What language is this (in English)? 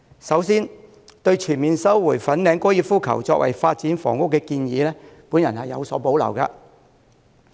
Cantonese